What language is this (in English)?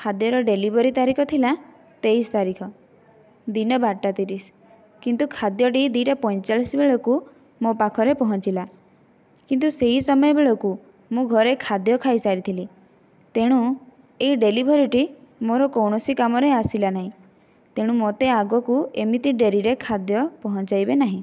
Odia